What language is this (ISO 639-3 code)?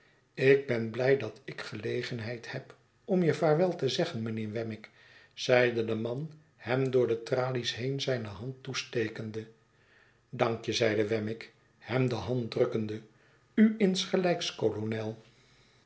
nld